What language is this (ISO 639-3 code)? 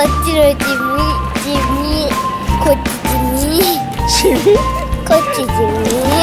jpn